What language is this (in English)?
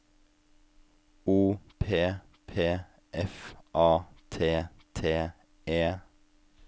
Norwegian